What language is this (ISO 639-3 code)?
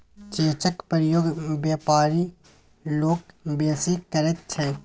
mai